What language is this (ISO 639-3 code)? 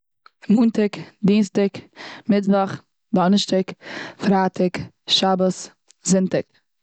yid